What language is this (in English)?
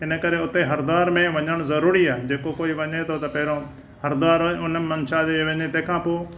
Sindhi